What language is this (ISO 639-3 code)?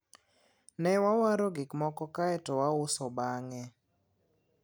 luo